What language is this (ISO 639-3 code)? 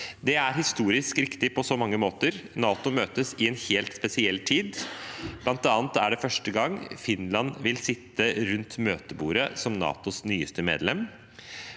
nor